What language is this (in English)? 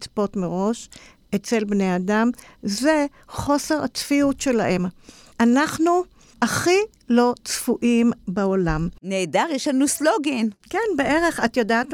Hebrew